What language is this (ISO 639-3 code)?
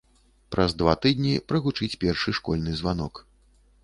bel